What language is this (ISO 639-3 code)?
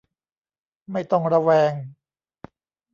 tha